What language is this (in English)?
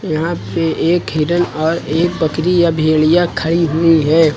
Hindi